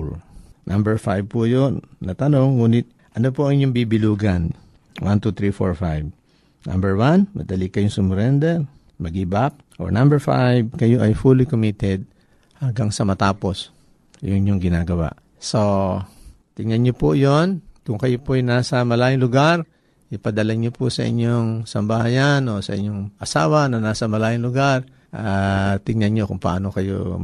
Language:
Filipino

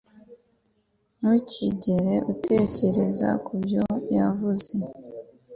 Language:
Kinyarwanda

